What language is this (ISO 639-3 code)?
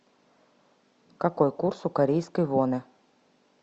rus